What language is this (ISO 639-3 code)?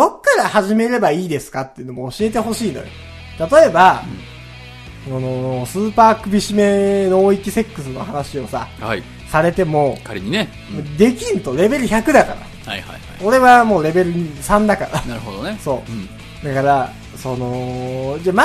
jpn